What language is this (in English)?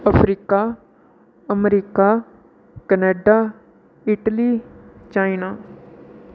Dogri